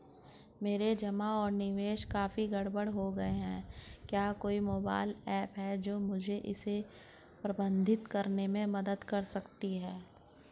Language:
Hindi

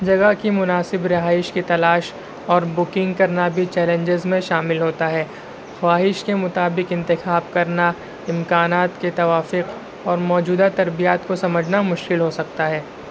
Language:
Urdu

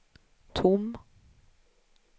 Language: Swedish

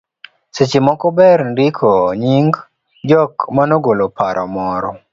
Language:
Luo (Kenya and Tanzania)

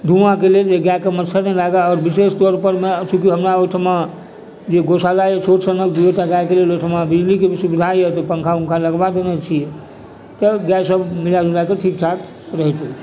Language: Maithili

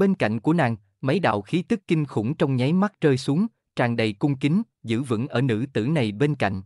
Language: Vietnamese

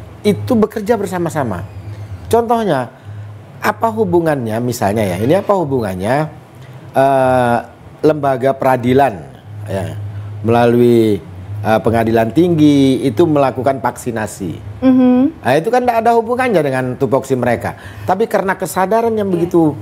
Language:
Indonesian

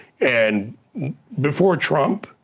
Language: English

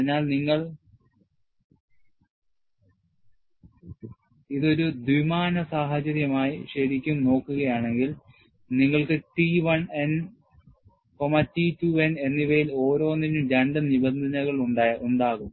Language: Malayalam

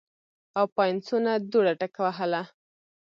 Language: Pashto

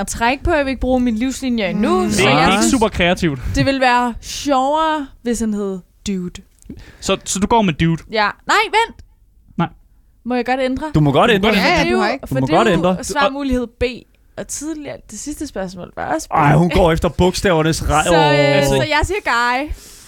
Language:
Danish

